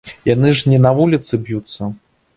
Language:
Belarusian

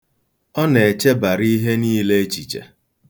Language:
Igbo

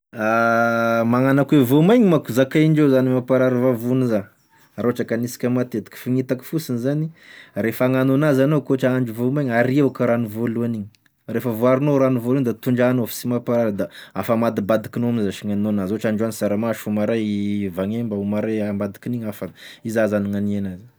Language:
Tesaka Malagasy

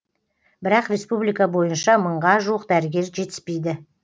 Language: Kazakh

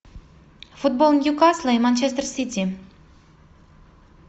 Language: Russian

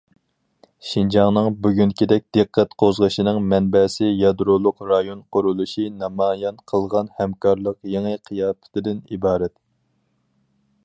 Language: Uyghur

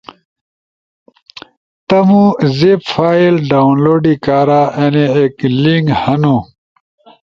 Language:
Ushojo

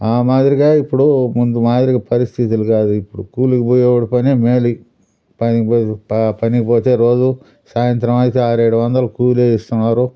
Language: Telugu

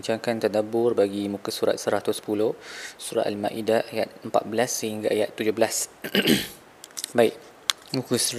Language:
Malay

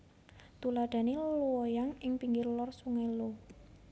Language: Javanese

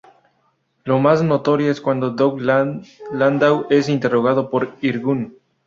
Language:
Spanish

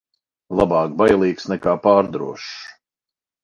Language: Latvian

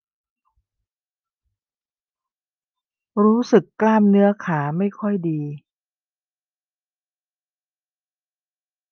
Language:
Thai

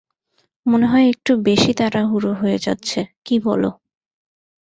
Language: Bangla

